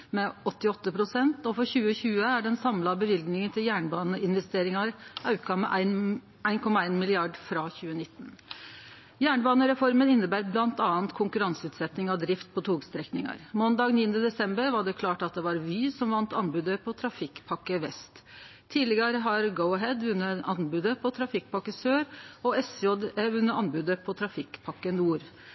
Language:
Norwegian Nynorsk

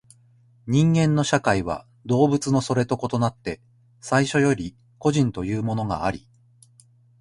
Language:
Japanese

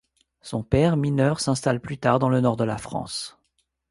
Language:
French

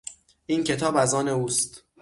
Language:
Persian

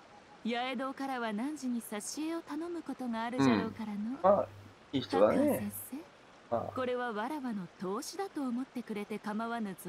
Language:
Japanese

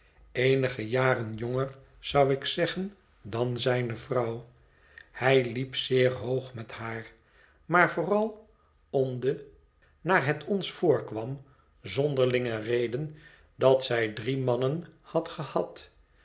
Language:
Dutch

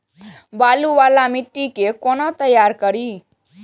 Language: Maithili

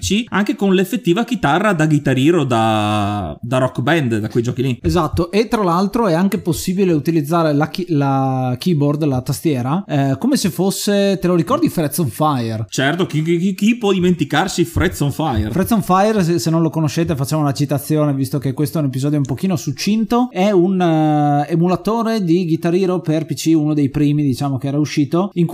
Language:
Italian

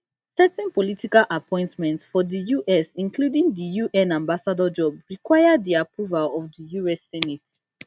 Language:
Nigerian Pidgin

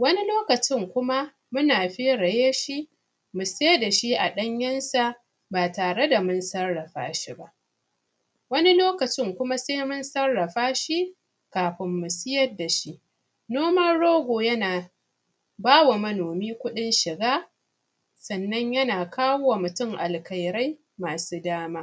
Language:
Hausa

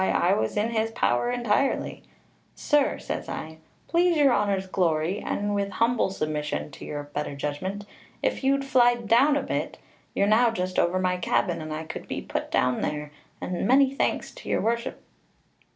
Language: English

